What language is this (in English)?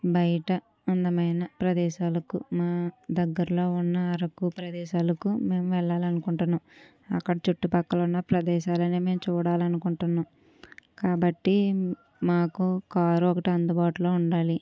Telugu